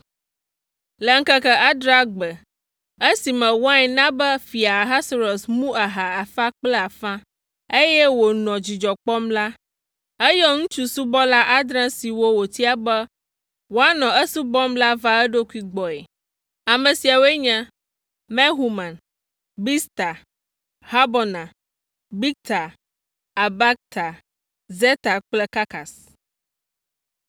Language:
Ewe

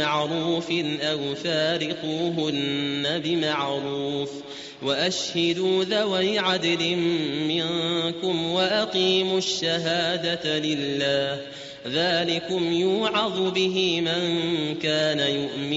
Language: Arabic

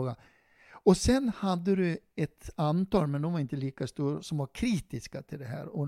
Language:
Swedish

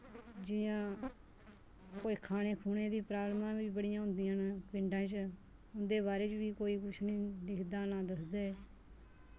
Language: Dogri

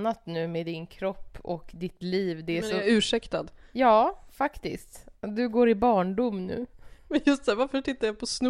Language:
Swedish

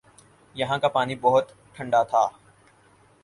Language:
Urdu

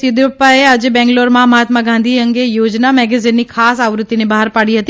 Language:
Gujarati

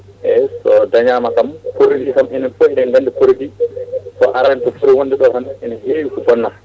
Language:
Fula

